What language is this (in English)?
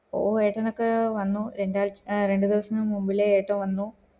Malayalam